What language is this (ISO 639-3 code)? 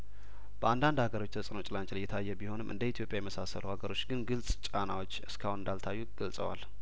amh